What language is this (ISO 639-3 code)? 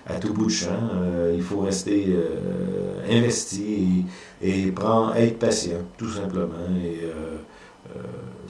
fra